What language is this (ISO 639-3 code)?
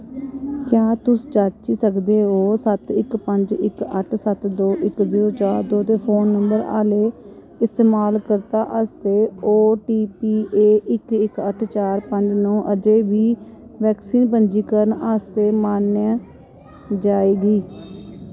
doi